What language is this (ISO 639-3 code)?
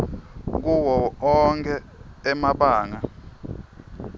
ssw